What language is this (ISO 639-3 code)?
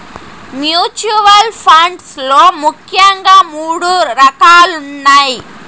tel